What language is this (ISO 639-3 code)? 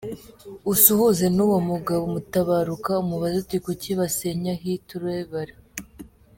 kin